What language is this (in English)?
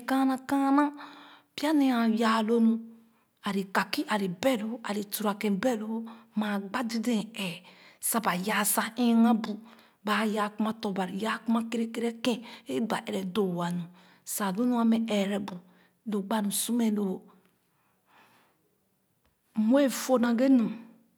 Khana